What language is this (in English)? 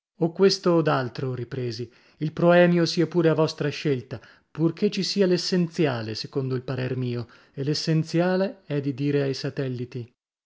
Italian